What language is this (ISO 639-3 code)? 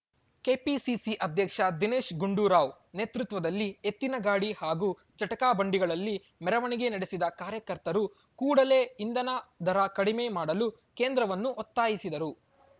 kan